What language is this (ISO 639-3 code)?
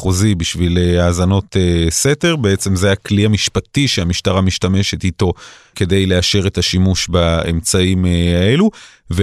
heb